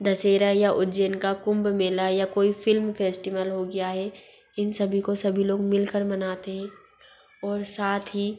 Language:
Hindi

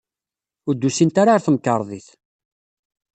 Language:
Kabyle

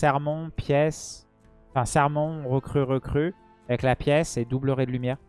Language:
French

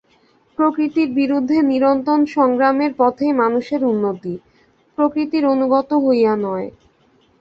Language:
Bangla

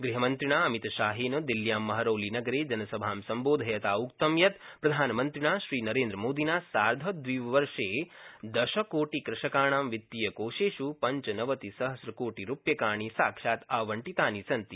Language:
Sanskrit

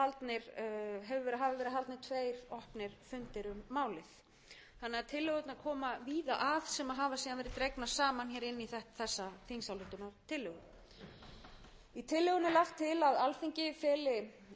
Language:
Icelandic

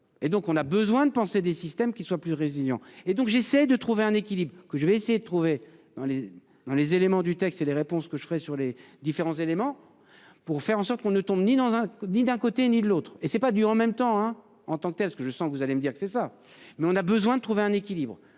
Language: French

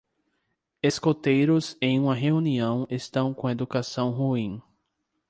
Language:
Portuguese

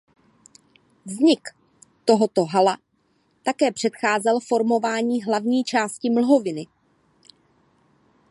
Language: Czech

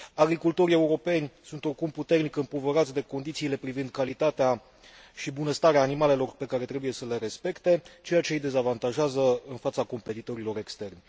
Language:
Romanian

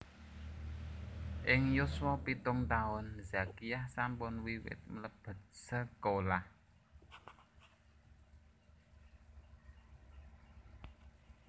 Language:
Javanese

